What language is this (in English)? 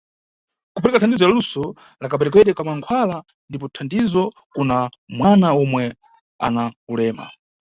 Nyungwe